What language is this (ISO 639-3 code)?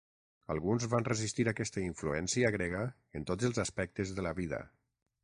cat